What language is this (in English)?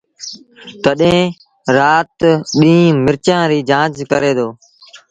Sindhi Bhil